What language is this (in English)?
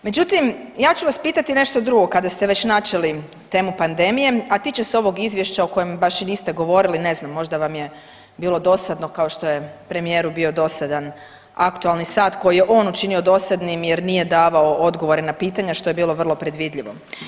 Croatian